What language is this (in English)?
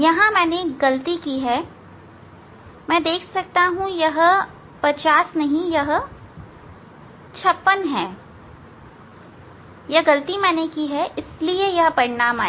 Hindi